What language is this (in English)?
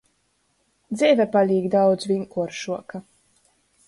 Latgalian